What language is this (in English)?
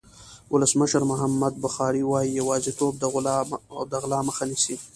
Pashto